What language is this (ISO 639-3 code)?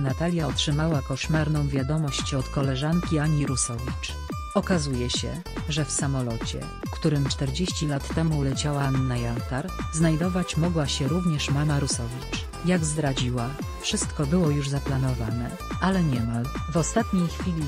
pol